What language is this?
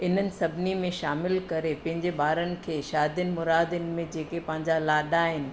Sindhi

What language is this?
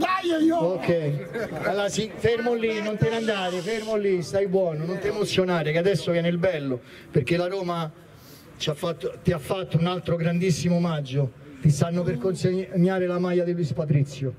Italian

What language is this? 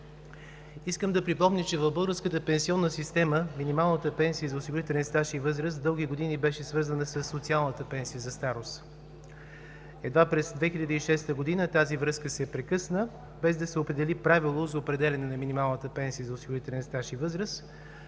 Bulgarian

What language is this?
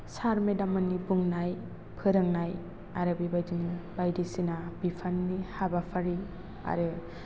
Bodo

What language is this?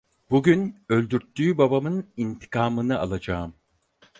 Turkish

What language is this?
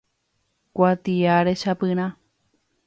Guarani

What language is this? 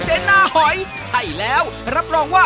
Thai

